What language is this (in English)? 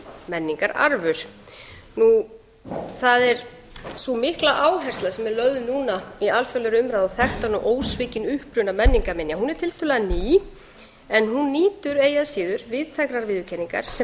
Icelandic